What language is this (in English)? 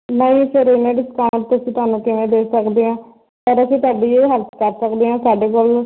Punjabi